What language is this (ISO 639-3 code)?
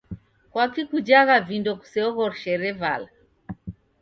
dav